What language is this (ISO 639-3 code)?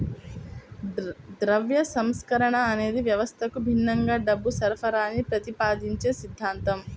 tel